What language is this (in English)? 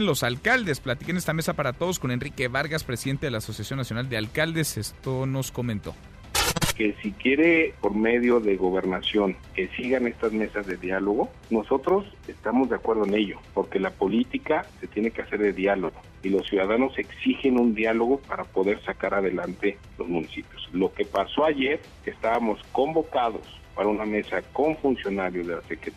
Spanish